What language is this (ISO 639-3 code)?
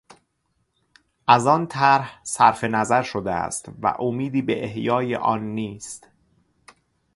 fas